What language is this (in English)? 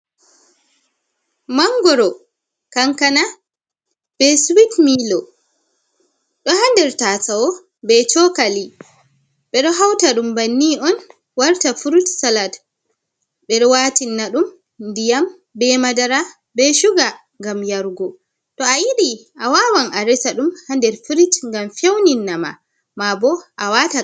Fula